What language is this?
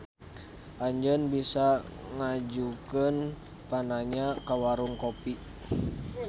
Sundanese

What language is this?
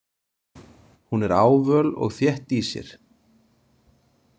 Icelandic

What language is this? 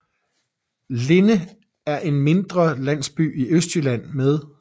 Danish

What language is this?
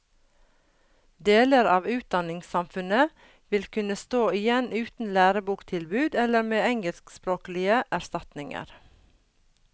Norwegian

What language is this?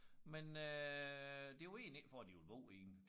Danish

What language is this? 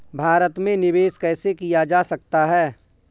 Hindi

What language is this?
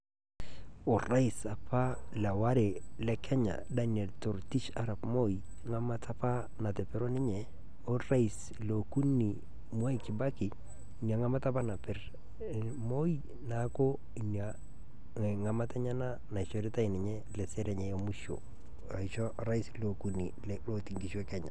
Masai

